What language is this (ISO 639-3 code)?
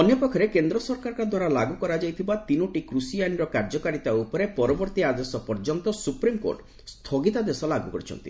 ori